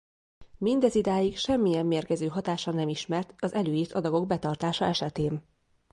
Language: Hungarian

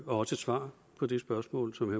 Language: Danish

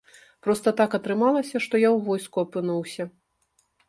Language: Belarusian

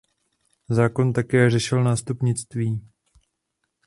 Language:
Czech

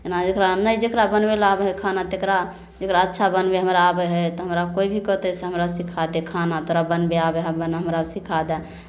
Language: Maithili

